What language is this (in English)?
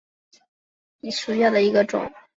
Chinese